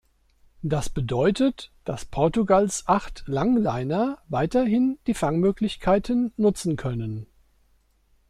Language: German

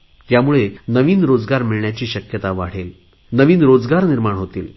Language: Marathi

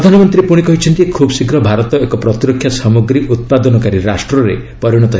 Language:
Odia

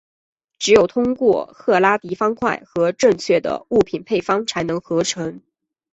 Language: Chinese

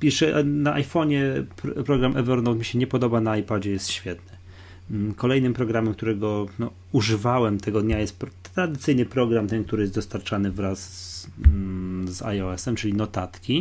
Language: Polish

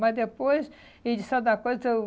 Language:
Portuguese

